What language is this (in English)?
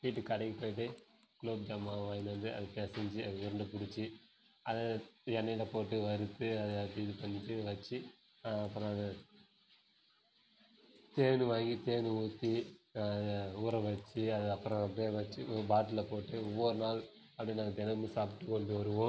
Tamil